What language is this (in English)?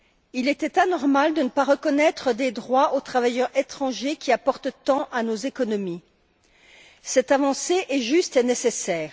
French